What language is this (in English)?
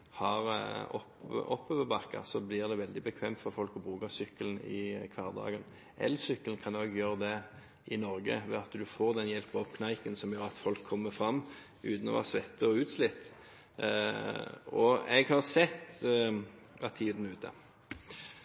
Norwegian Bokmål